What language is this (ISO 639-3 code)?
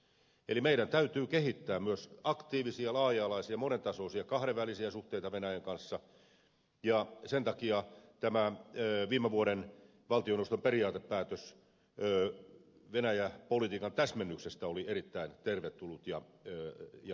fin